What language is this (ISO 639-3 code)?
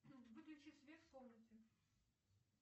rus